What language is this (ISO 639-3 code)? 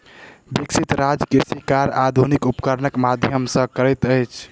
mai